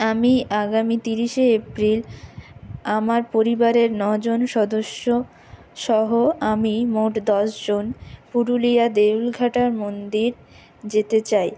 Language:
Bangla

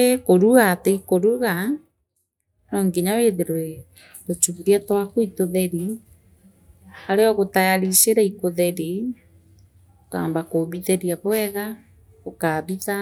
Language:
Meru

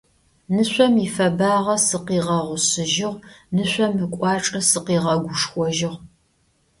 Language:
Adyghe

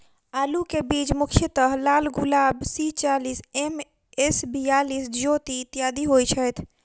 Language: Maithili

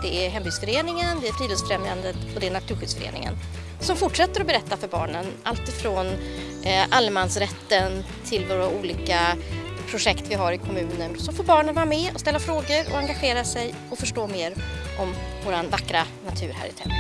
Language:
Swedish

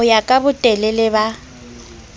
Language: Southern Sotho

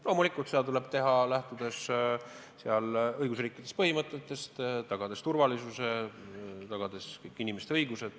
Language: Estonian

